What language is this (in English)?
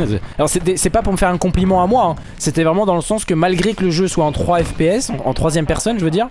French